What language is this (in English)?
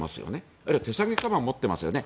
Japanese